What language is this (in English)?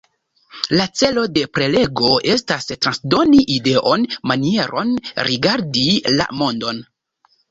Esperanto